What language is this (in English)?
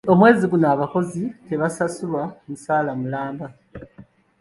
Ganda